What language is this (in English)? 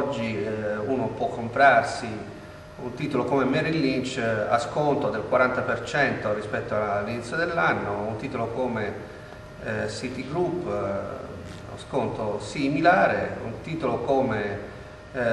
Italian